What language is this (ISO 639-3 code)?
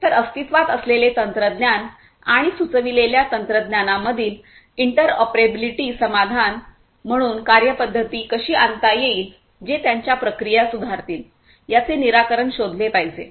mar